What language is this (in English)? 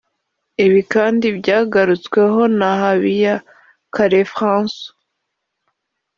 Kinyarwanda